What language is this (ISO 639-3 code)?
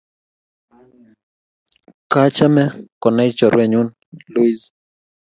kln